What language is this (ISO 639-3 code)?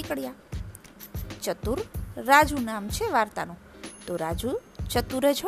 guj